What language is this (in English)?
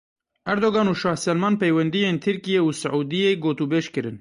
Kurdish